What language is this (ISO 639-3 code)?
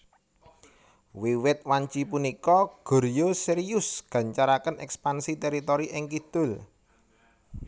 jav